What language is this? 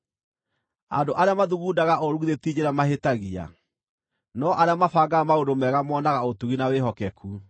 Kikuyu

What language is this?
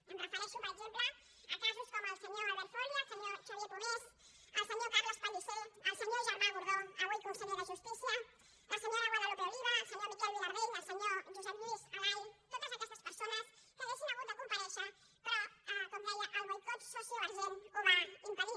Catalan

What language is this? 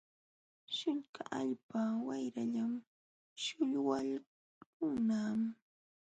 Jauja Wanca Quechua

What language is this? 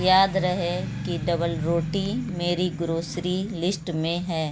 Urdu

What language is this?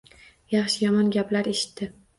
Uzbek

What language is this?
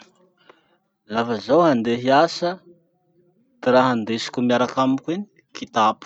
Masikoro Malagasy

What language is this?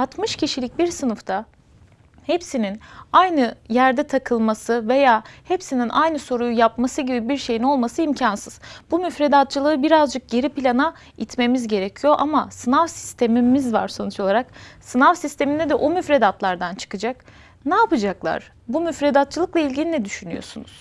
Turkish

